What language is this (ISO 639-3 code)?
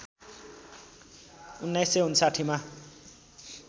nep